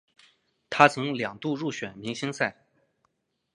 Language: Chinese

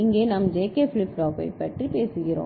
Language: Tamil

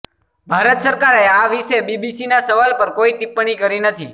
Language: Gujarati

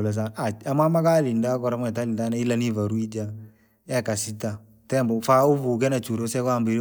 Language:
Langi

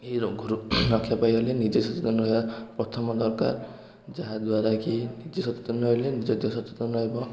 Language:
Odia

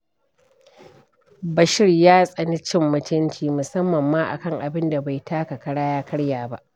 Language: Hausa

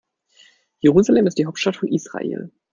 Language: German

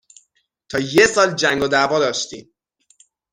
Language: Persian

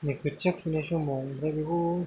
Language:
Bodo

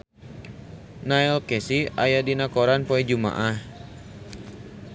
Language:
Sundanese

